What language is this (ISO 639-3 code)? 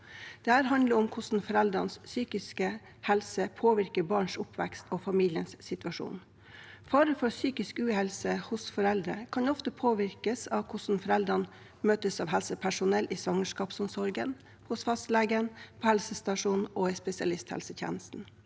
nor